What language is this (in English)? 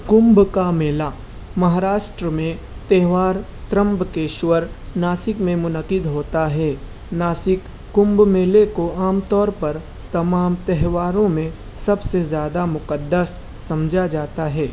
Urdu